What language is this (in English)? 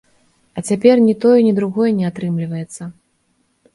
Belarusian